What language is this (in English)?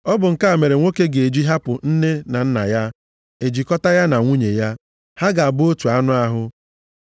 Igbo